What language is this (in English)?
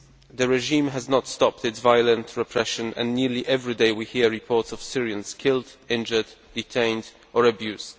English